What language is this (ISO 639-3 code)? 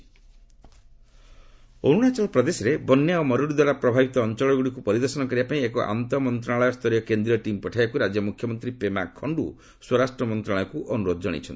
ori